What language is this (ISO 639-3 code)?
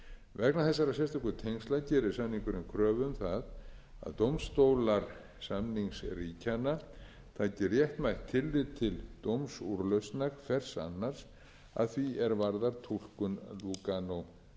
isl